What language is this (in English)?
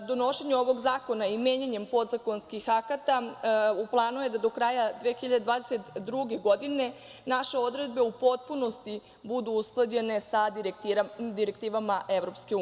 Serbian